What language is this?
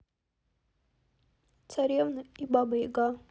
Russian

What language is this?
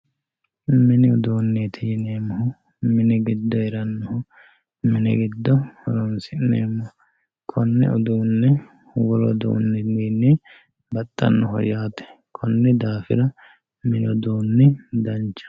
Sidamo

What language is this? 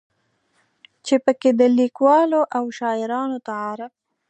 Pashto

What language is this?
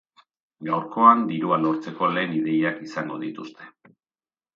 Basque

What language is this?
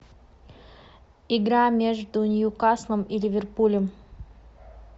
Russian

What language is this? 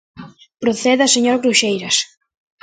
Galician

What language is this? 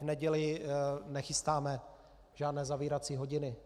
Czech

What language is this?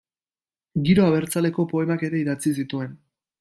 Basque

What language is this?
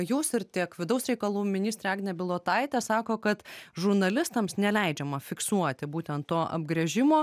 Lithuanian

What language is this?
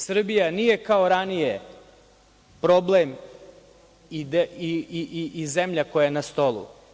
Serbian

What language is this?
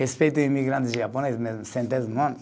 Portuguese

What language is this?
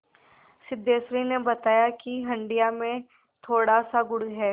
Hindi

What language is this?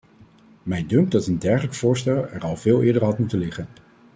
Dutch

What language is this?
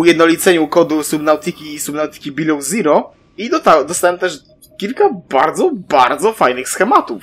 Polish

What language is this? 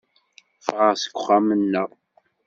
Kabyle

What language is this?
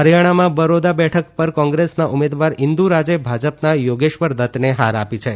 Gujarati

